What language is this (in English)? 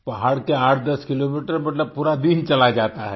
Hindi